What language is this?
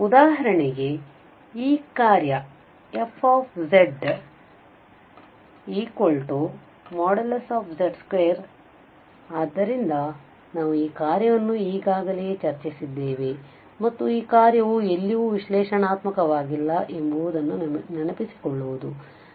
Kannada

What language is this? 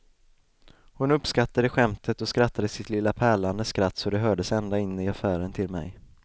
Swedish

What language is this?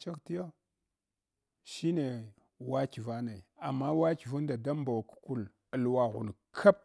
Hwana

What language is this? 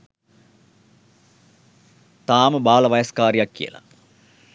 Sinhala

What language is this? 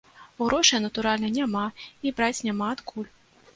Belarusian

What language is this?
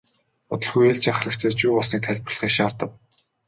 Mongolian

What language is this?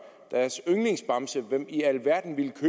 Danish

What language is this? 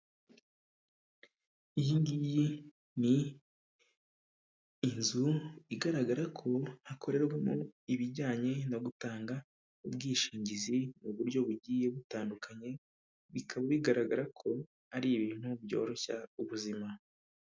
Kinyarwanda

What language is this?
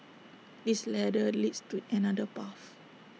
English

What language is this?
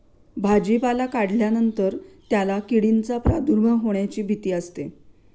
Marathi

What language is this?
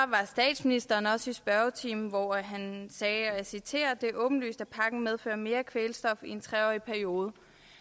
Danish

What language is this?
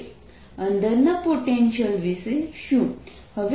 Gujarati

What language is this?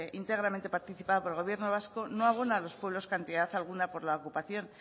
Spanish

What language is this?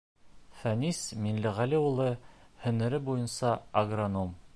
Bashkir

